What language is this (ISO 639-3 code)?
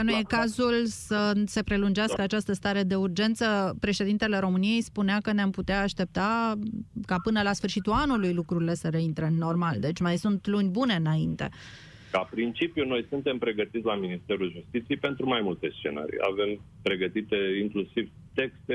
ron